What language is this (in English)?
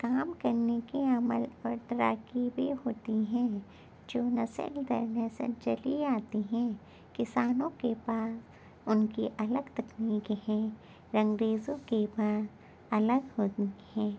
Urdu